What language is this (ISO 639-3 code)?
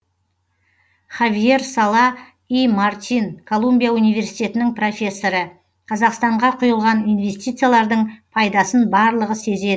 kaz